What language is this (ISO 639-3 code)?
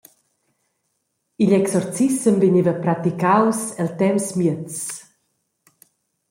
roh